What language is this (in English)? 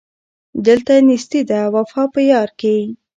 Pashto